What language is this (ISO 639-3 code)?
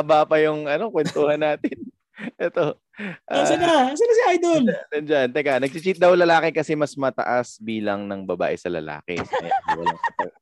fil